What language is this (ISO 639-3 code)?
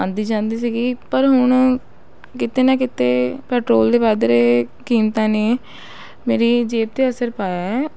pan